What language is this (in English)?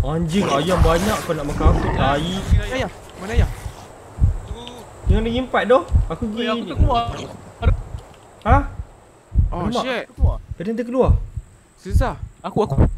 Malay